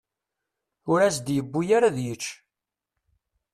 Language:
Kabyle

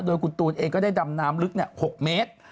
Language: Thai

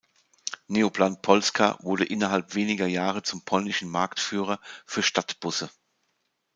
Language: German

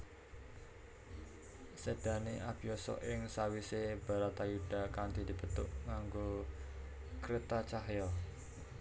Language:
Javanese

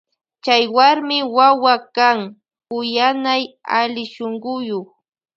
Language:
Loja Highland Quichua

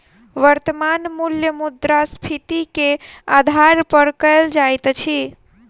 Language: Maithili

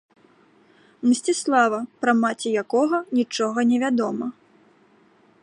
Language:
Belarusian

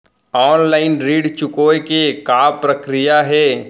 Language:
Chhattisgarhi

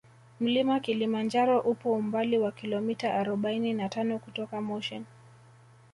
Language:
Swahili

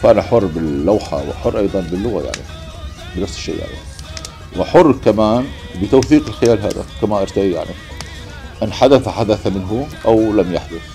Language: Arabic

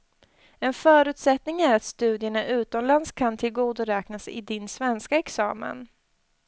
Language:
Swedish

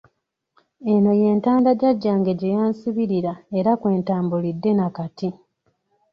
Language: Ganda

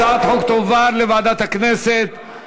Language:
Hebrew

